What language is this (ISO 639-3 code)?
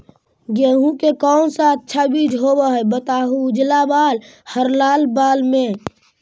mag